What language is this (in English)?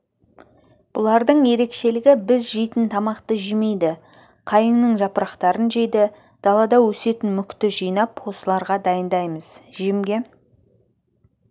Kazakh